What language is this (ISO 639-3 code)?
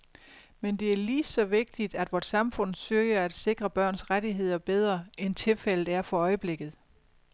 dan